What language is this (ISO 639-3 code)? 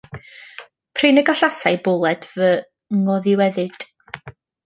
cym